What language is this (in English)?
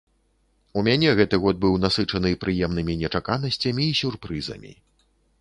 Belarusian